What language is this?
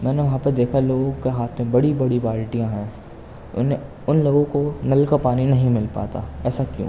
Urdu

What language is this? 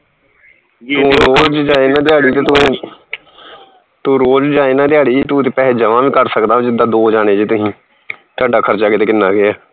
Punjabi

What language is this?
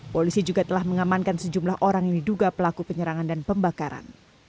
Indonesian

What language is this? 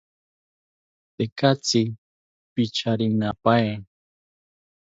South Ucayali Ashéninka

